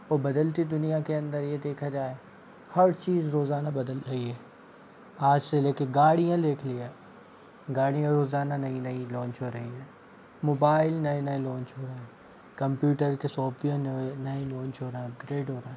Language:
Hindi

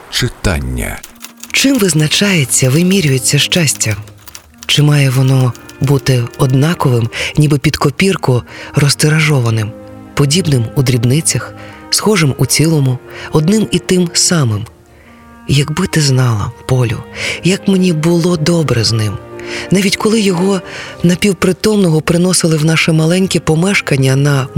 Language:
Ukrainian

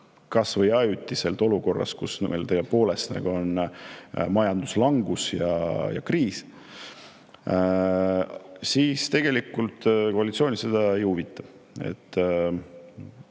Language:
Estonian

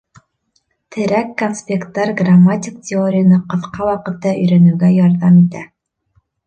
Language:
Bashkir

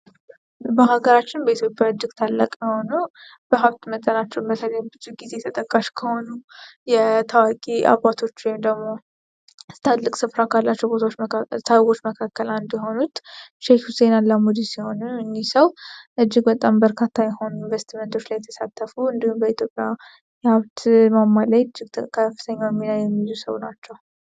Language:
Amharic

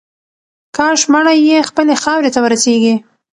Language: Pashto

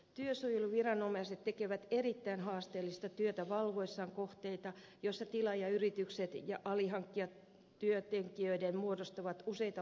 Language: Finnish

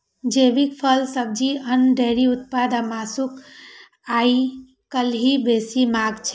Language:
Maithili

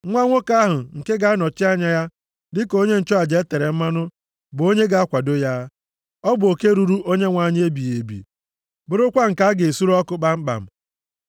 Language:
Igbo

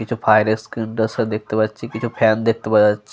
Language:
Bangla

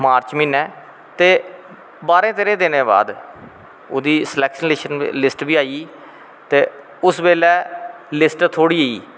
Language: Dogri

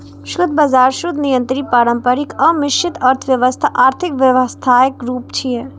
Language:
Maithili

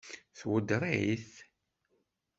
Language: Kabyle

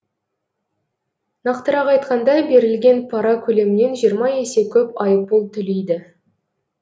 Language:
Kazakh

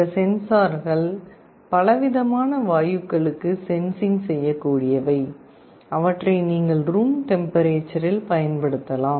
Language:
Tamil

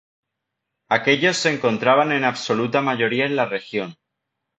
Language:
Spanish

